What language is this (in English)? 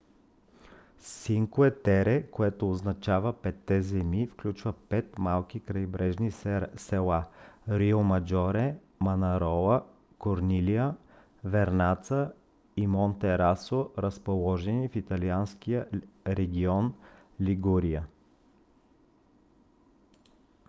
Bulgarian